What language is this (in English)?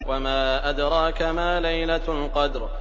Arabic